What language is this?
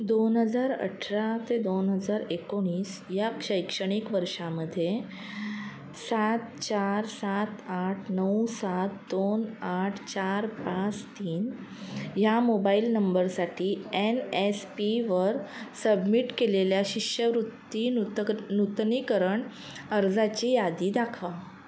Marathi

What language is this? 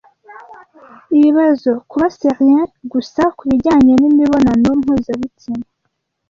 Kinyarwanda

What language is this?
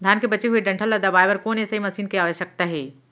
Chhattisgarhi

